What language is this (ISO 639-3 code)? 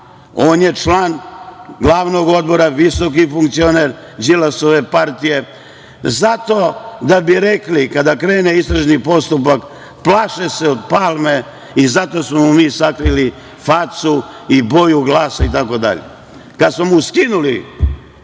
srp